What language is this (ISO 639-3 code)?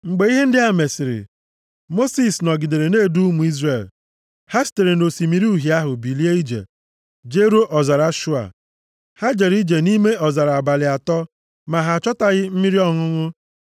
ibo